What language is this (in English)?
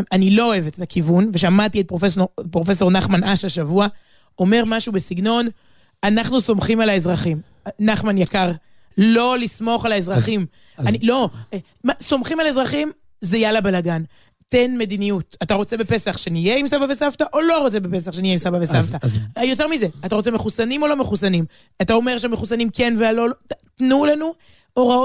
Hebrew